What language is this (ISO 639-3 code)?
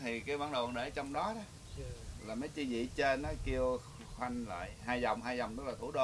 vie